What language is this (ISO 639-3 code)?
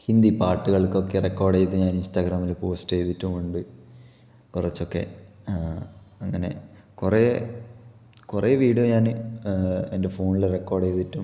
mal